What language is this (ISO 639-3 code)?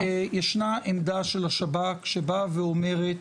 heb